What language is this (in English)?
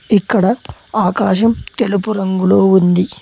Telugu